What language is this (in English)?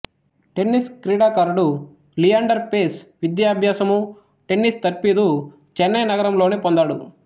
Telugu